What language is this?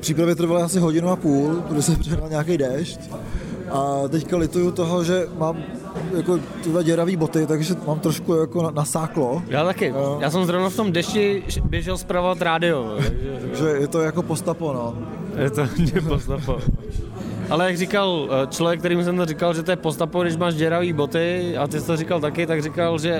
Czech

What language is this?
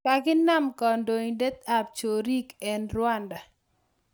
Kalenjin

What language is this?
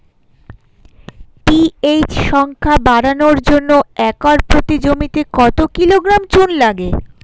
Bangla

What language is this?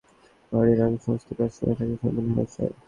Bangla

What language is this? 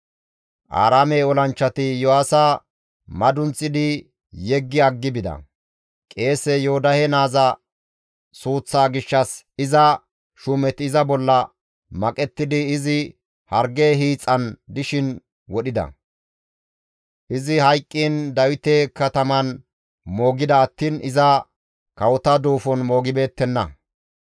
Gamo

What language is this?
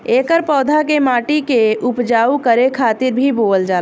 Bhojpuri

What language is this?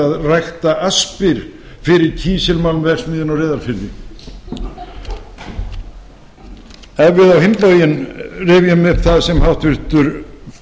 Icelandic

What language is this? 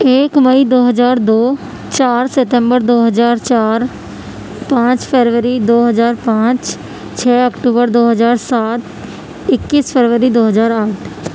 Urdu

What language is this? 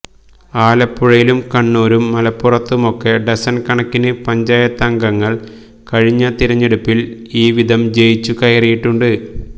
Malayalam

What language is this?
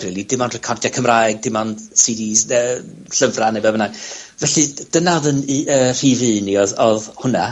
Welsh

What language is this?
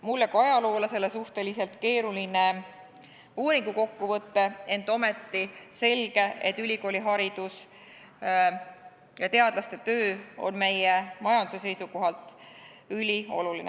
Estonian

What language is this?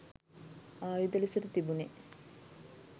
Sinhala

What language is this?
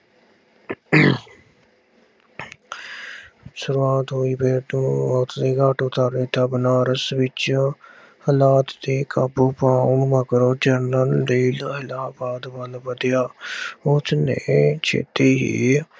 Punjabi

